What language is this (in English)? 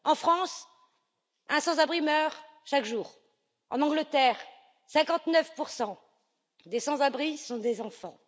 French